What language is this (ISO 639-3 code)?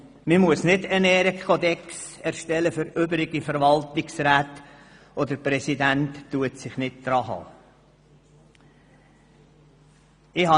gsw